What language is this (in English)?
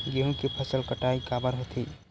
Chhattisgarhi